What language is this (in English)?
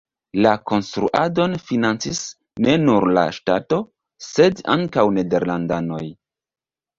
Esperanto